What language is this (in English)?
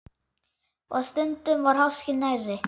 Icelandic